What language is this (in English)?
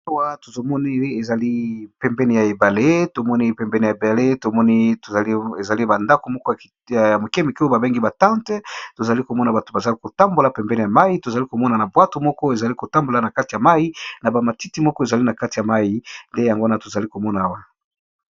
Lingala